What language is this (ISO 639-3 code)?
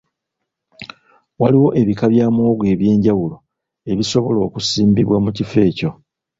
lug